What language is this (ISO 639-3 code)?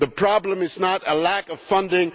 eng